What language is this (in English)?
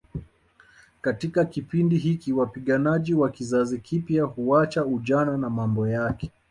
Swahili